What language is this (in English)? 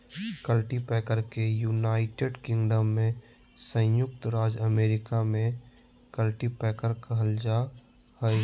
Magahi